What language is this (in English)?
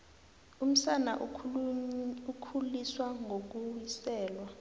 South Ndebele